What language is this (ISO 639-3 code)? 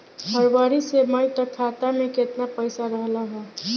bho